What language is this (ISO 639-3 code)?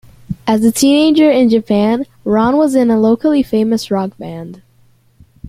eng